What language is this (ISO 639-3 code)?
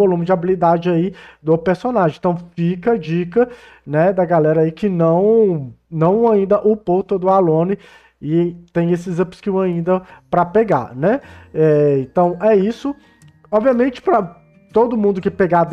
por